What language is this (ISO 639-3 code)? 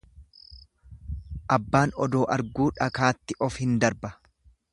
orm